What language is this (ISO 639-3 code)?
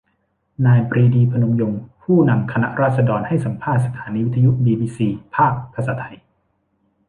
tha